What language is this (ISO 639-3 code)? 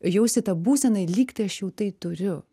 lit